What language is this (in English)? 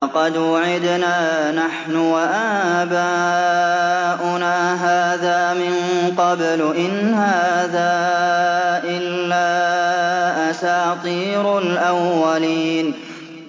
Arabic